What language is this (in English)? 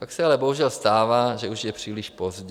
Czech